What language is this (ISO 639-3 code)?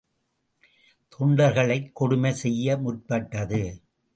tam